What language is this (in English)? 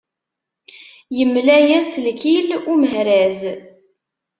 Kabyle